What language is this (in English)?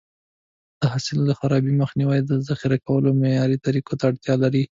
Pashto